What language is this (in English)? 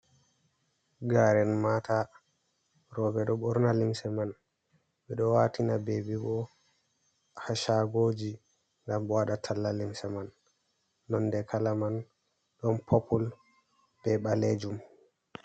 Fula